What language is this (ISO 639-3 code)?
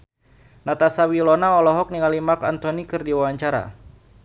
sun